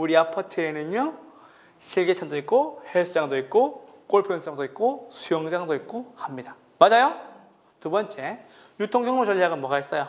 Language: Korean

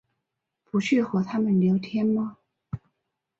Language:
Chinese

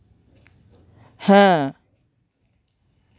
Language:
Santali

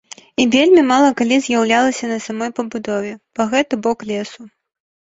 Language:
Belarusian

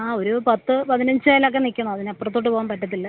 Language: Malayalam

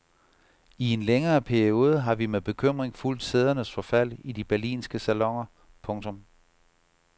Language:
Danish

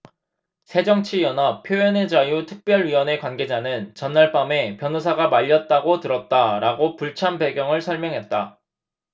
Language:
Korean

